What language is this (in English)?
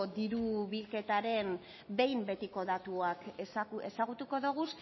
Basque